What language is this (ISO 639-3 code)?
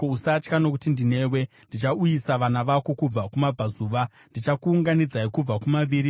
sna